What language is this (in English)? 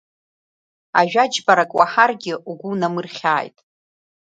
Abkhazian